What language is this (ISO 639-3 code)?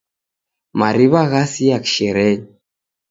dav